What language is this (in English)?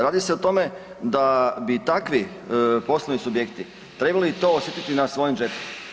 Croatian